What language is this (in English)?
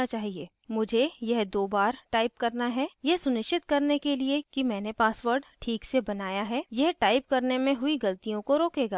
Hindi